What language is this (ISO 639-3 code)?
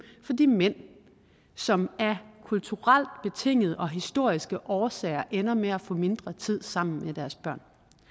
dan